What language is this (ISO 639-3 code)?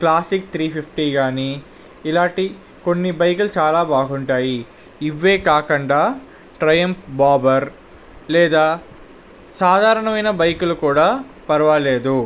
tel